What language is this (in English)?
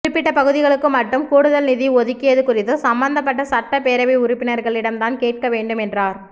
Tamil